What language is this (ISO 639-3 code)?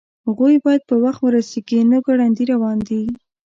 pus